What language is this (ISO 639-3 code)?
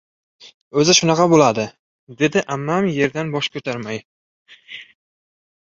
uzb